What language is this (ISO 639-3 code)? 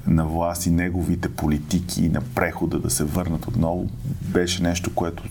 bul